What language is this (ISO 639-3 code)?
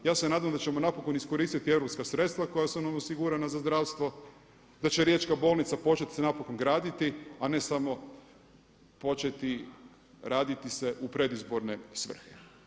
hrv